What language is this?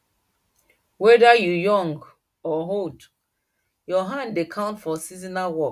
Nigerian Pidgin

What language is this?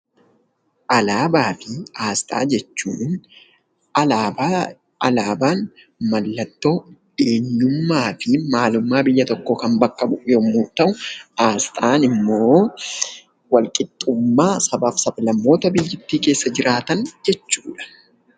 Oromo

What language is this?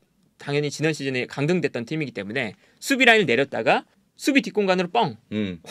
Korean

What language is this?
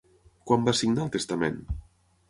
Catalan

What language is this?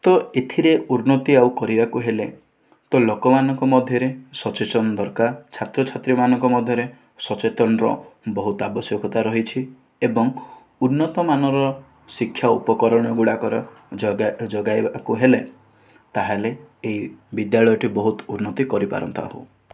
Odia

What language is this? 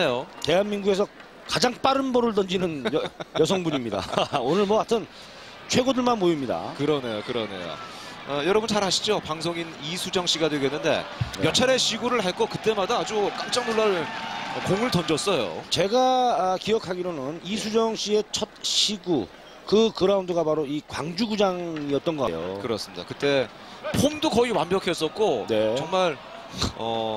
Korean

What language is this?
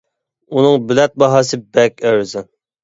Uyghur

